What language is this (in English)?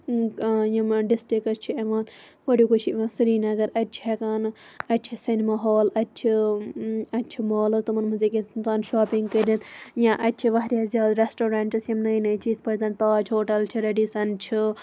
Kashmiri